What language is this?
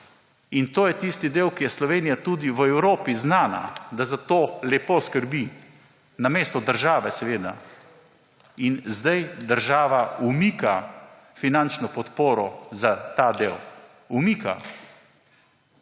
Slovenian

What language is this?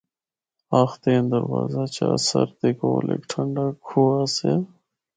Northern Hindko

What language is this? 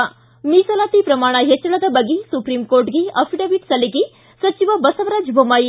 Kannada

